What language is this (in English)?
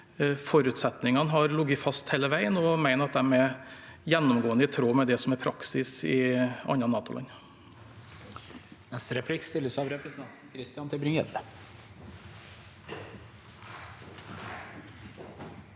Norwegian